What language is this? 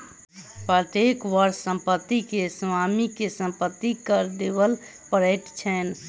Maithili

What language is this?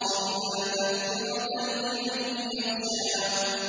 Arabic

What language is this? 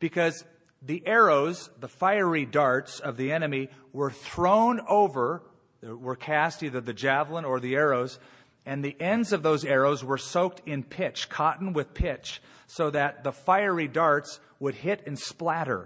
English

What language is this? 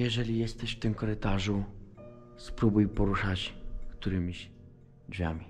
Polish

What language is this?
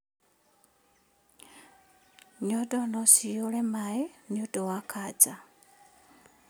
Kikuyu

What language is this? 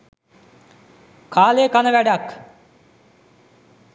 Sinhala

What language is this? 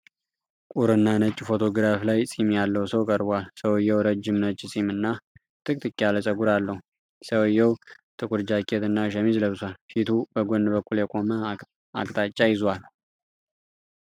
Amharic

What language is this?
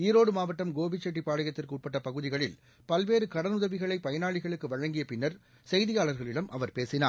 Tamil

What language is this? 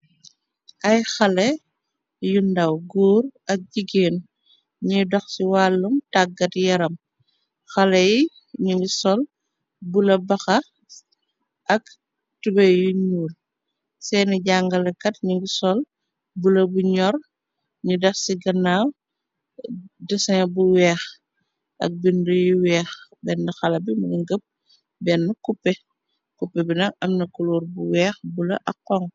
Wolof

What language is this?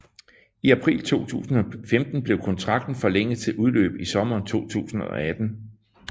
Danish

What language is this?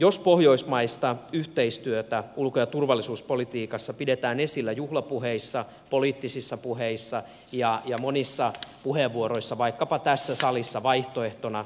Finnish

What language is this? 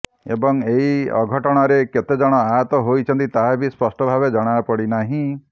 Odia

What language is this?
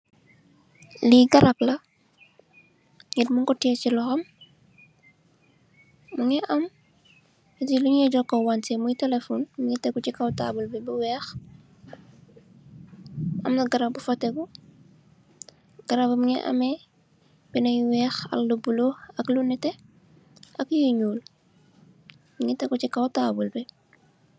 Wolof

